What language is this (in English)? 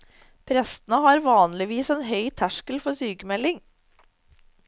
Norwegian